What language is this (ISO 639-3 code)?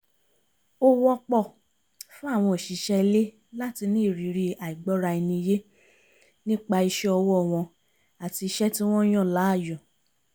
yor